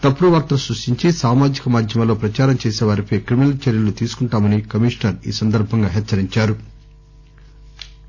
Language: Telugu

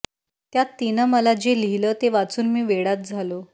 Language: Marathi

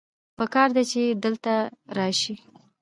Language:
Pashto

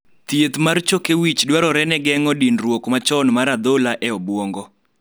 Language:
Luo (Kenya and Tanzania)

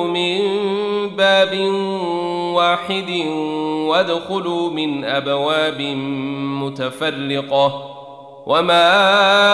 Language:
Arabic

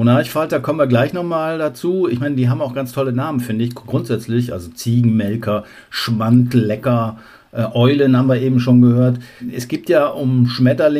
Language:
German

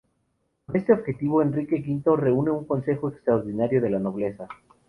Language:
Spanish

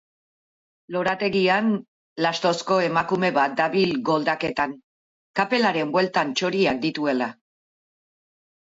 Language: Basque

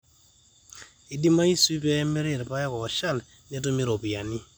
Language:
Masai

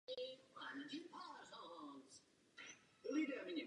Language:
Czech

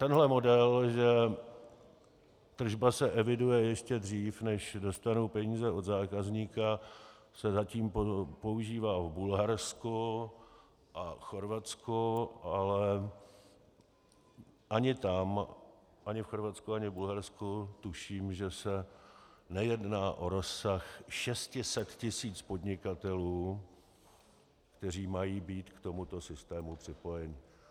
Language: Czech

